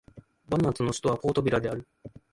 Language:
Japanese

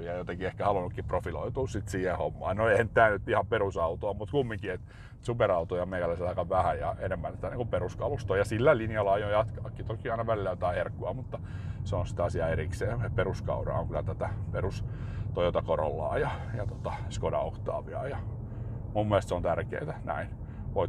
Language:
Finnish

